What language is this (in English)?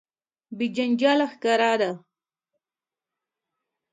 Pashto